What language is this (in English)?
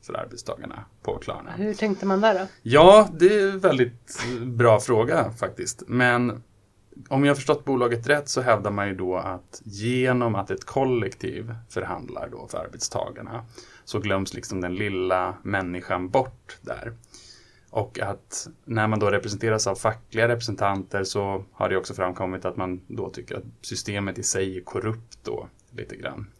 Swedish